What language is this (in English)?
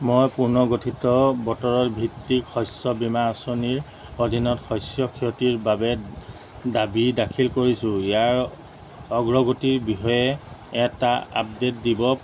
Assamese